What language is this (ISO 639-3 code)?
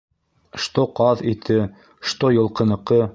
bak